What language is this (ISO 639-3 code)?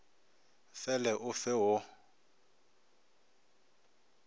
nso